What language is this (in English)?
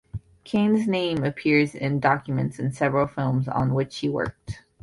English